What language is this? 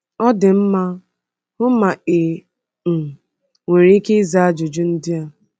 Igbo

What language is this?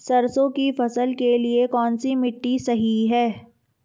Hindi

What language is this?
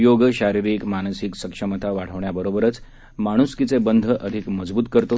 Marathi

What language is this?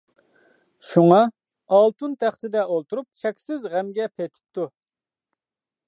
Uyghur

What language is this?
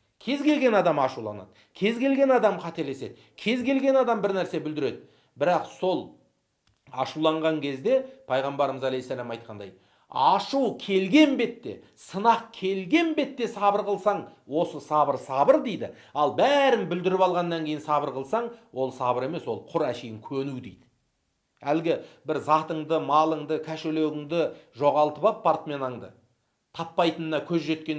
Turkish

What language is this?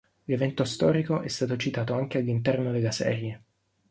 Italian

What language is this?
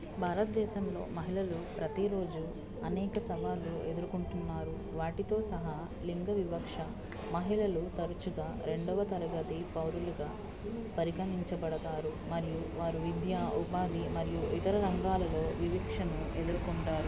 Telugu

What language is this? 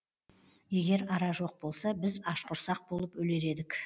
Kazakh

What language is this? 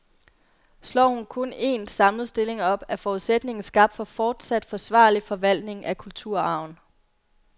Danish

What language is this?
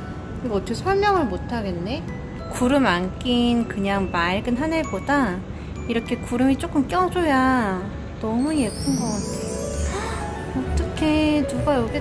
Korean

